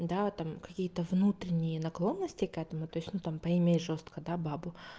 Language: Russian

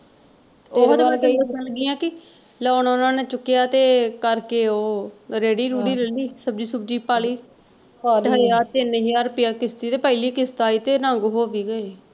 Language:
Punjabi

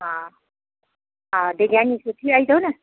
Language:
Sindhi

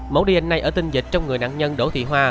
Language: Vietnamese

